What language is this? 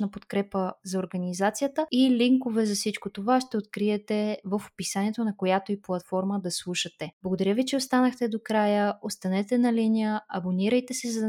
Bulgarian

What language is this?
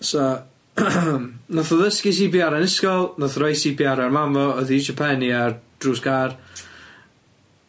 Welsh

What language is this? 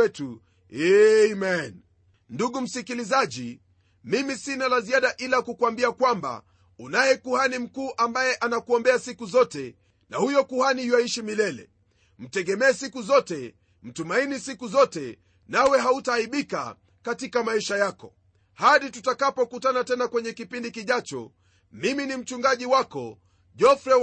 Swahili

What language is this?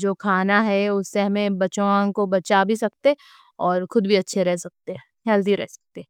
Deccan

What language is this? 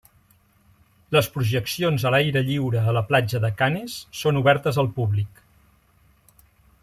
Catalan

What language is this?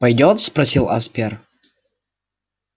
Russian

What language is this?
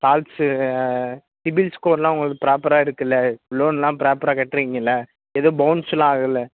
Tamil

